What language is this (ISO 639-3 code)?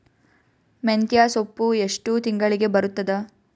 kan